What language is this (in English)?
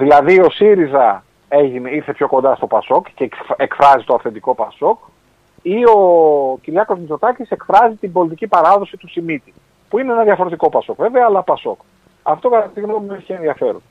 Greek